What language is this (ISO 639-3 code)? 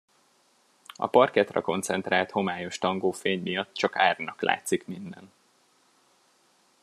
hun